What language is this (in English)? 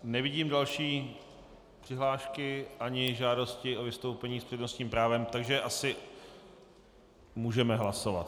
Czech